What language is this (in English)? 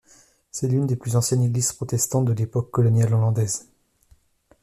French